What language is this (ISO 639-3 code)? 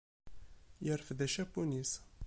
kab